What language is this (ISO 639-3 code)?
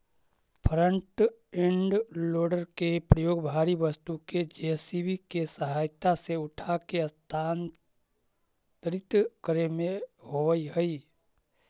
mag